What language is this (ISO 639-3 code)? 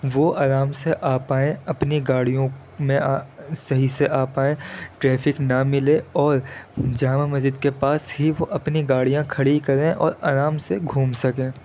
urd